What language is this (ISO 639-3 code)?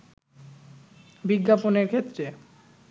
ben